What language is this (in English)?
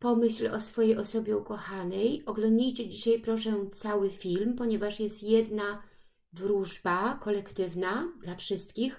Polish